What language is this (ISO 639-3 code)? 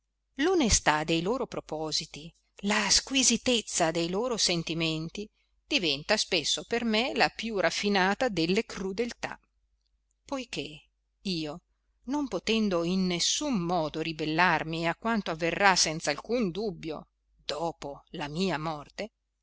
ita